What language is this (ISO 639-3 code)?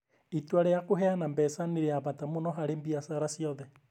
kik